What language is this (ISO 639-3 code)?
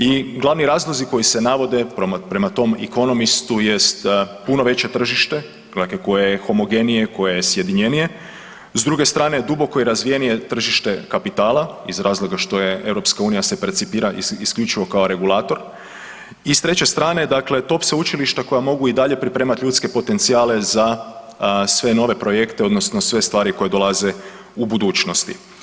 hrv